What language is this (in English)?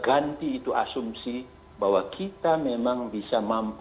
Indonesian